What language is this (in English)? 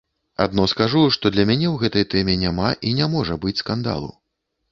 Belarusian